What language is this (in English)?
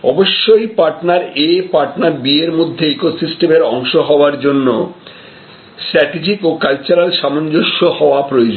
Bangla